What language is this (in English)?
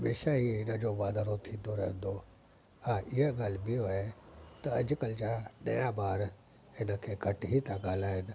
Sindhi